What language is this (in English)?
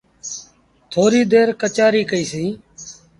Sindhi Bhil